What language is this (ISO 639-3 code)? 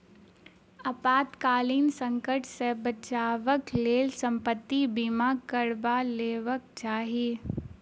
mai